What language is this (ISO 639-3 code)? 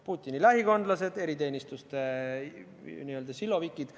est